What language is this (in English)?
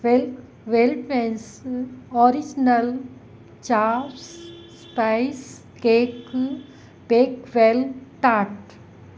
Sindhi